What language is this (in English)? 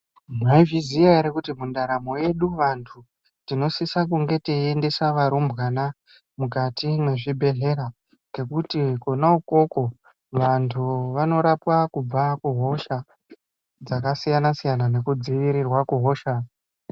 Ndau